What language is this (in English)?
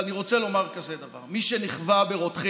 Hebrew